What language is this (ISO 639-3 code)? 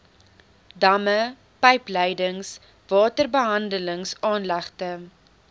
afr